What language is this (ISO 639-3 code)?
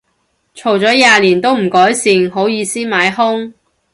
yue